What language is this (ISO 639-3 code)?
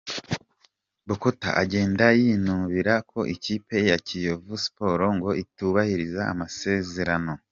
kin